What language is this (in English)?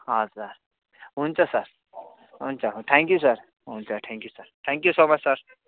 Nepali